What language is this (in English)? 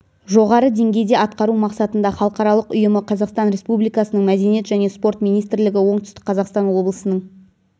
Kazakh